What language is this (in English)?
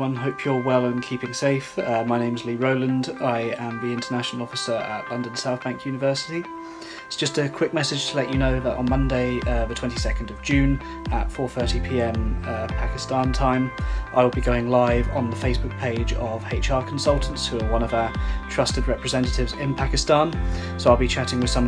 English